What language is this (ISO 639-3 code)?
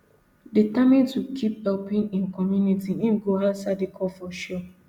pcm